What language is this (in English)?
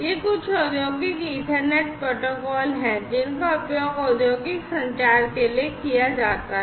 Hindi